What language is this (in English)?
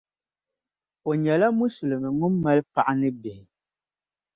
Dagbani